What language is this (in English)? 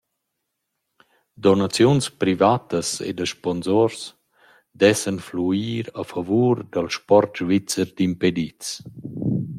Romansh